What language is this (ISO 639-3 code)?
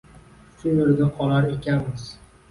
uzb